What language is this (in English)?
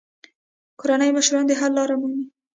Pashto